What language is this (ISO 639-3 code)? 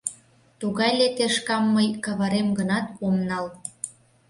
chm